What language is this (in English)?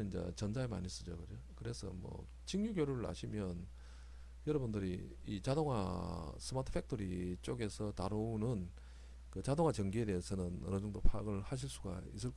Korean